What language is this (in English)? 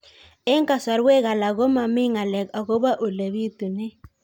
Kalenjin